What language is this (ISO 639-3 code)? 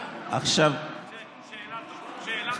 heb